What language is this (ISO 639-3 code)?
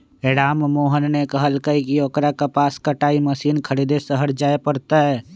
mag